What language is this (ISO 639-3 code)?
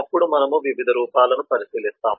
tel